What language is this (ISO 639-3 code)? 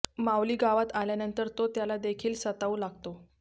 mar